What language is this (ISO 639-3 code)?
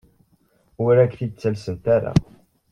kab